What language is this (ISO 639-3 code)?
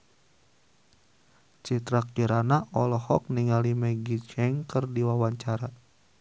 sun